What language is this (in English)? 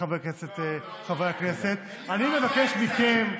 Hebrew